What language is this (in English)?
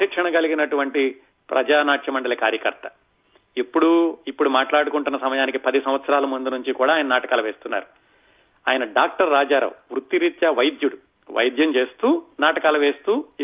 Telugu